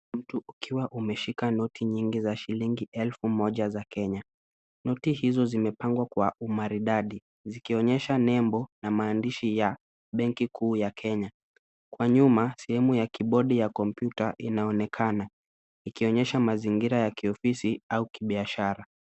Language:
Swahili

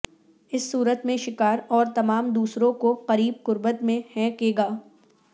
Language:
Urdu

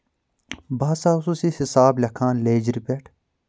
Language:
Kashmiri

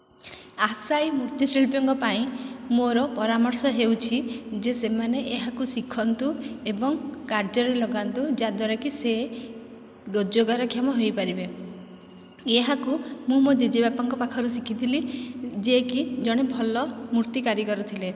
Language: Odia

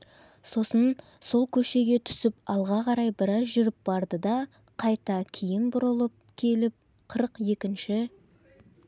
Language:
Kazakh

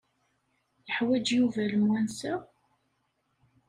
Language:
Kabyle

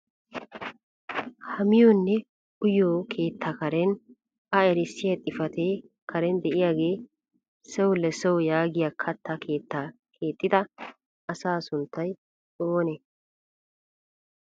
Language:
Wolaytta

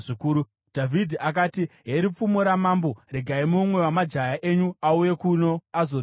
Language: Shona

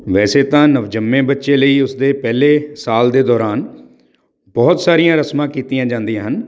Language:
Punjabi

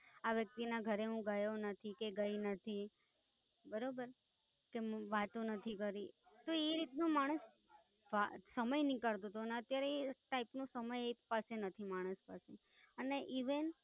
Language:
Gujarati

